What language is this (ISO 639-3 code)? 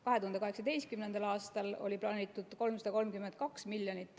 est